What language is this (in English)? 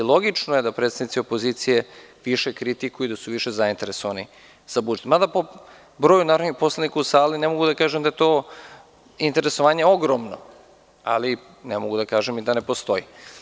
Serbian